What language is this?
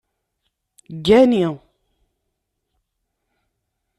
Kabyle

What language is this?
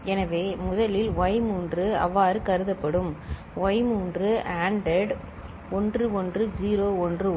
Tamil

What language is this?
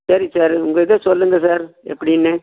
Tamil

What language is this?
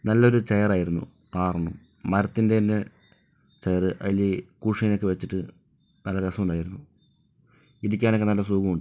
Malayalam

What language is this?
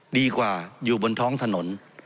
Thai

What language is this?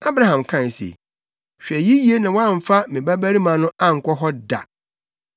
Akan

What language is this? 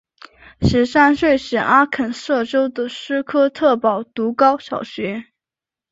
Chinese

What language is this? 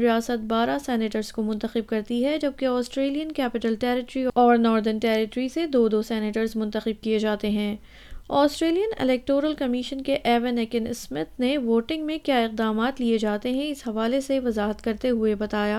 Urdu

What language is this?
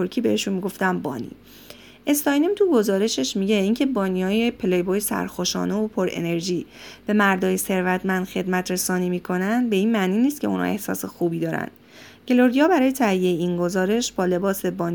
Persian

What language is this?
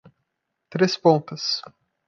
Portuguese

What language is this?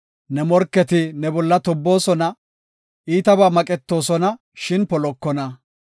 Gofa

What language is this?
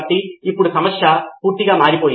Telugu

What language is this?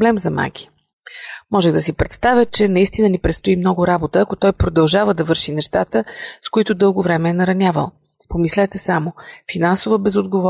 Bulgarian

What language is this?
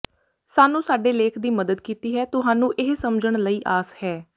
Punjabi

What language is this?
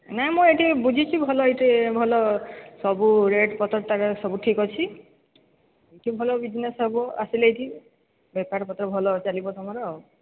Odia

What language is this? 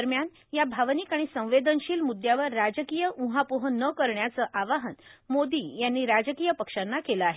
Marathi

